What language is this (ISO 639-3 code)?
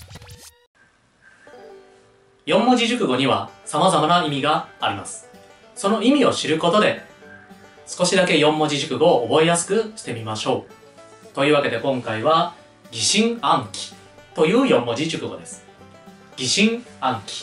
jpn